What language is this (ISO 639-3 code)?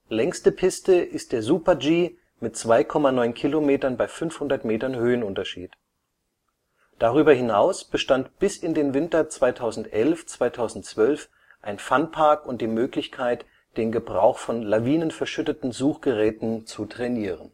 deu